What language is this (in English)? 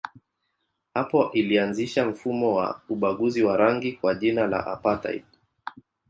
Swahili